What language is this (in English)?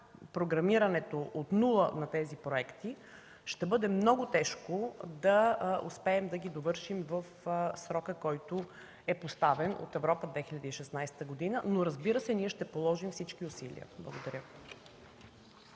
Bulgarian